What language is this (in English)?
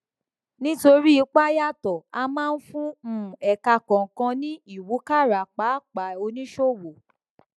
Yoruba